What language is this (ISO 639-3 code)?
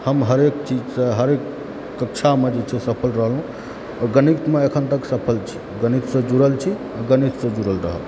mai